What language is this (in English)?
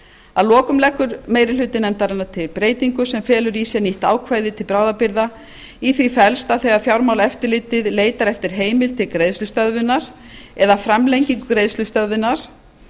Icelandic